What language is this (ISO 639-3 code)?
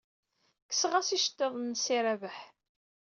kab